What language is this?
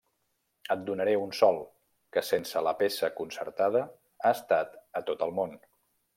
Catalan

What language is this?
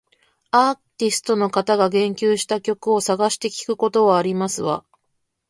Japanese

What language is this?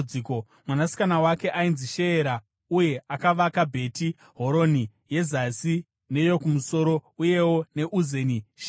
Shona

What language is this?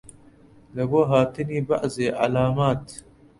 Central Kurdish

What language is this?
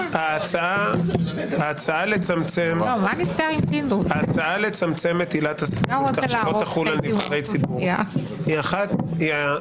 Hebrew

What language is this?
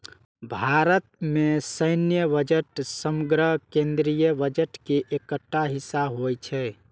Maithili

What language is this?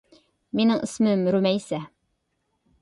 Uyghur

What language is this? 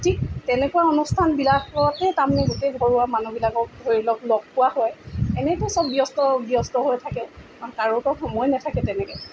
Assamese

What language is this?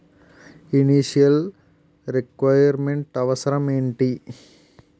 Telugu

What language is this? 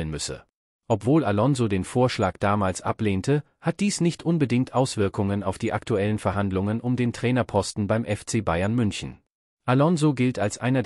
German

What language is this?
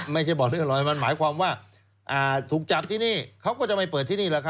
Thai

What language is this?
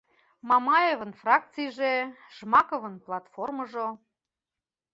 Mari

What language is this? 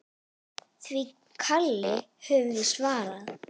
Icelandic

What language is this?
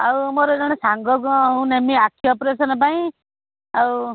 Odia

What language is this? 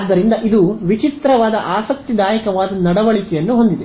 Kannada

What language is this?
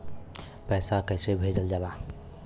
Bhojpuri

